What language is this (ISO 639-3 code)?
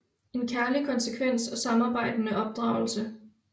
dan